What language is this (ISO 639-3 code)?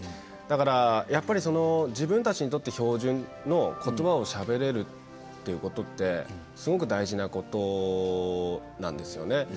jpn